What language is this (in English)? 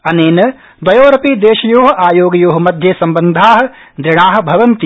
Sanskrit